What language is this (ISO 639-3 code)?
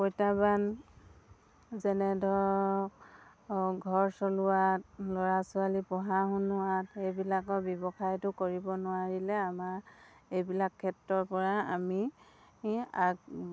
asm